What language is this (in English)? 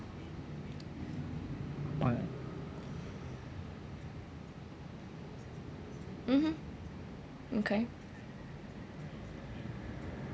English